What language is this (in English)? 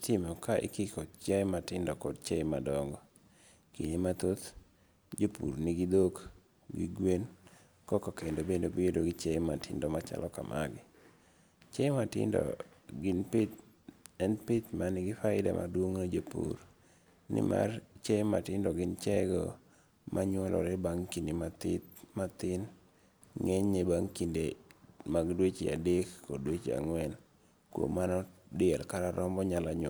Luo (Kenya and Tanzania)